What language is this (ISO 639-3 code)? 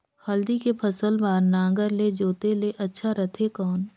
hne